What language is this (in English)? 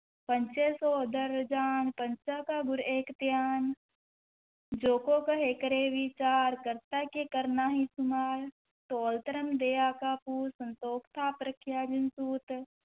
Punjabi